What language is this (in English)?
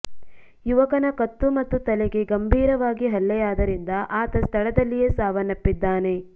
Kannada